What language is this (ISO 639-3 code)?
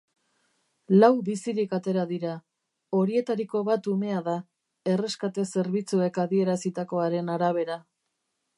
eus